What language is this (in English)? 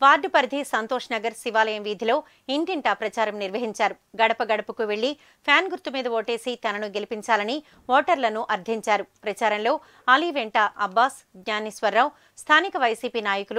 Hindi